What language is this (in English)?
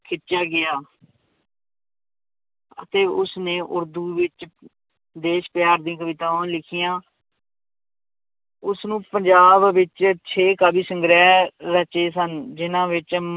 Punjabi